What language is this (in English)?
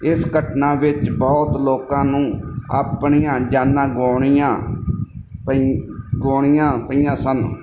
Punjabi